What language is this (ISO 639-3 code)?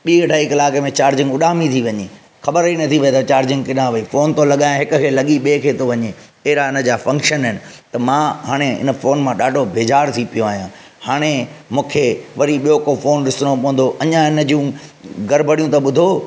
snd